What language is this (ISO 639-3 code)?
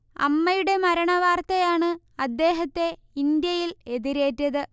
mal